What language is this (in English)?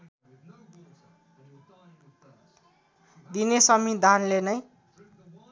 Nepali